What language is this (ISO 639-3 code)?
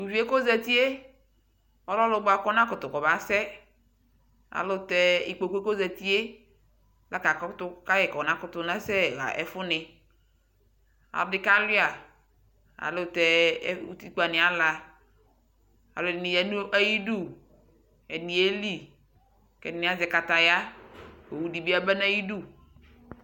kpo